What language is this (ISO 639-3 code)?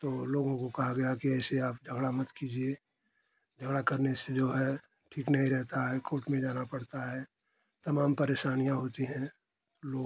hin